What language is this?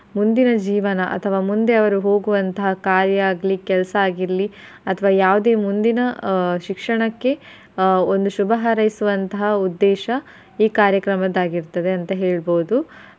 Kannada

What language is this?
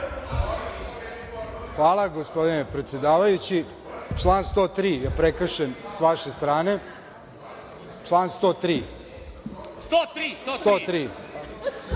Serbian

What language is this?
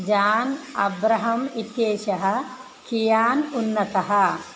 Sanskrit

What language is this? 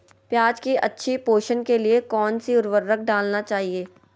Magahi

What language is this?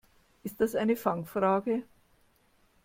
German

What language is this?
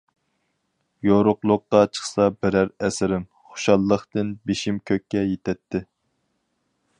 Uyghur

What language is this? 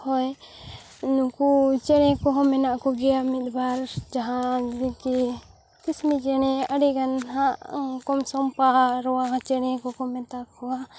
Santali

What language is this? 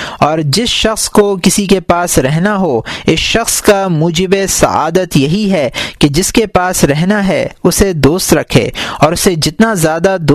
Urdu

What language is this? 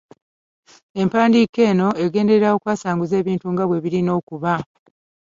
Ganda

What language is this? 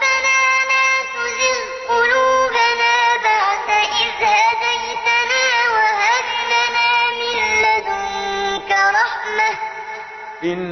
Arabic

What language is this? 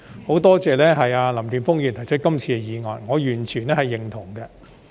Cantonese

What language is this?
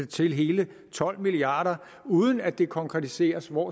Danish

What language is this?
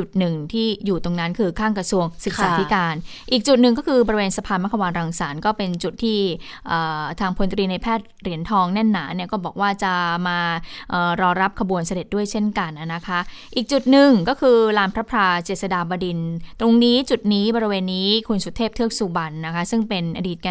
Thai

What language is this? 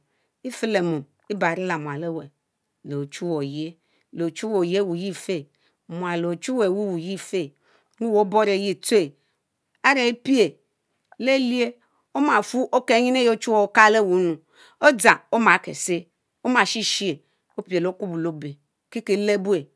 Mbe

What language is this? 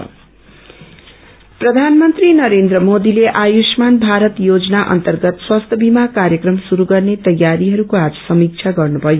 Nepali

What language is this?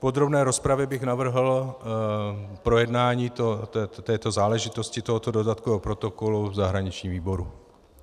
Czech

